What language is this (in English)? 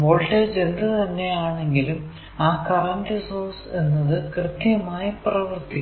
Malayalam